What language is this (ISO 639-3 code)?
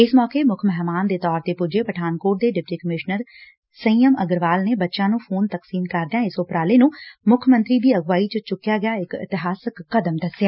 pan